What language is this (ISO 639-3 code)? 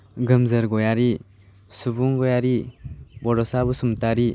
brx